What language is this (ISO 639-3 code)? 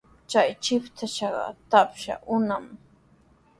qws